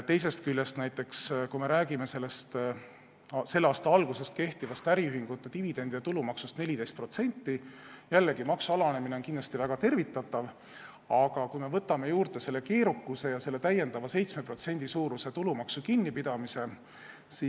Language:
Estonian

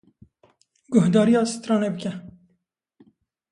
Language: Kurdish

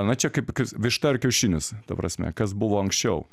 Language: Lithuanian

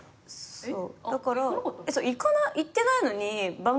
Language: Japanese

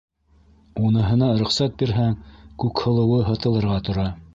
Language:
Bashkir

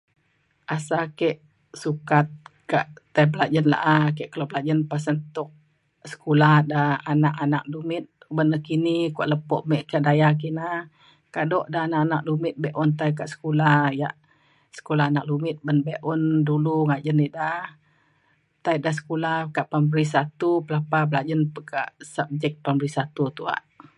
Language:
Mainstream Kenyah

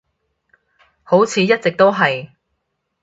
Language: Cantonese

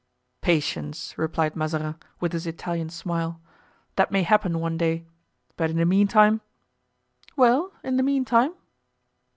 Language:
English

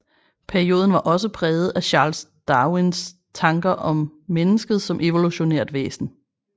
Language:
Danish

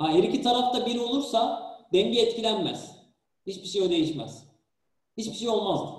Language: Turkish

